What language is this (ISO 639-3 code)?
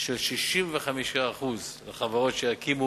heb